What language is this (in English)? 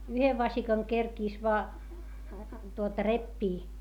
Finnish